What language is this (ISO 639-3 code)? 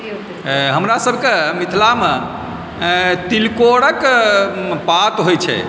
mai